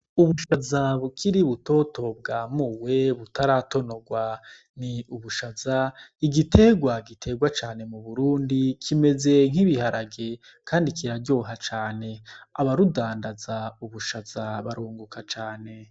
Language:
Rundi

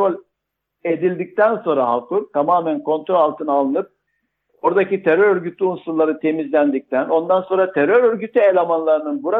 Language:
Turkish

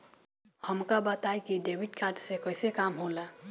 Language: Bhojpuri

